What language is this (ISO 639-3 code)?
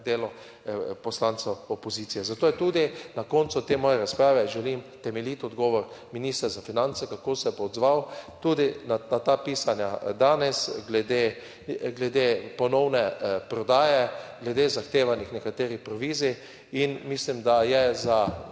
slv